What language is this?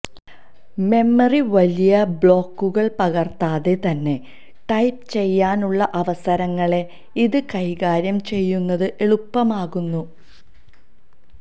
Malayalam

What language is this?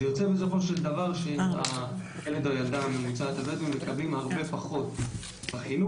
Hebrew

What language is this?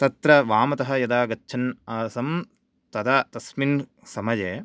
Sanskrit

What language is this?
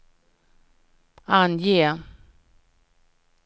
Swedish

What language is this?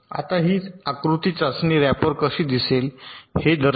Marathi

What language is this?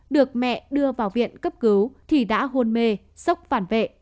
Vietnamese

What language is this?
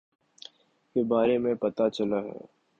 Urdu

